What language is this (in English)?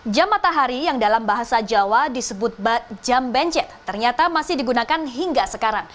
Indonesian